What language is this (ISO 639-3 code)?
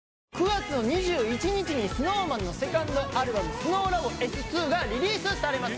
jpn